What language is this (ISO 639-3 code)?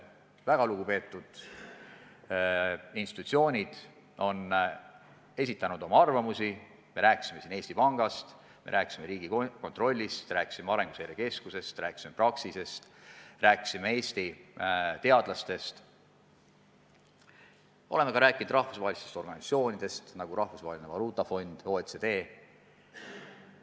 est